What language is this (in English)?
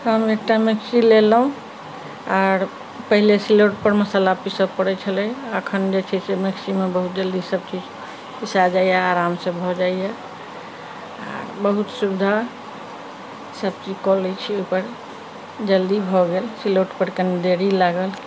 Maithili